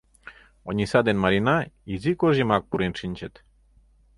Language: Mari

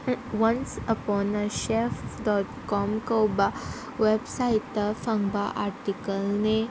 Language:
Manipuri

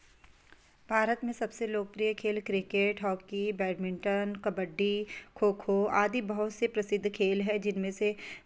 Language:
Hindi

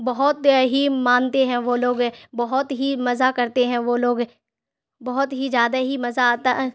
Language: Urdu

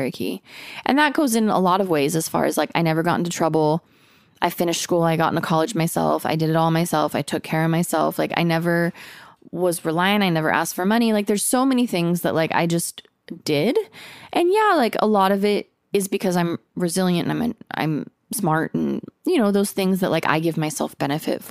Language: English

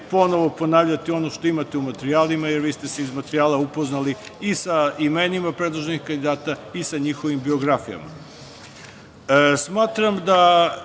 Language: Serbian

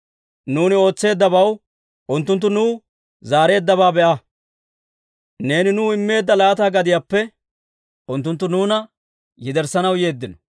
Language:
Dawro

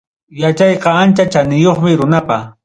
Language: Ayacucho Quechua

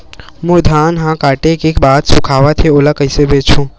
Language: Chhattisgarhi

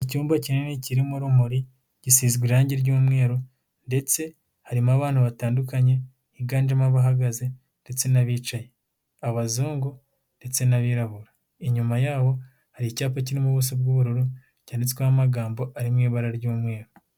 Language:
Kinyarwanda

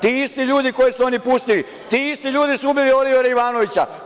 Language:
Serbian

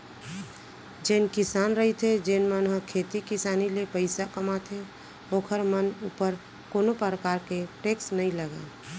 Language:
Chhattisgarhi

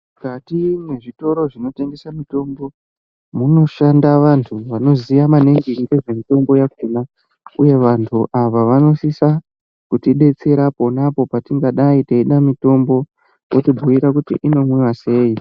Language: Ndau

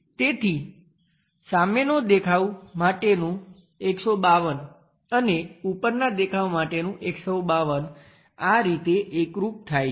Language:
Gujarati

